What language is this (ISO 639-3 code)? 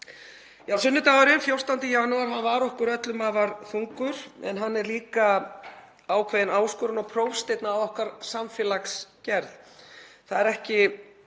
isl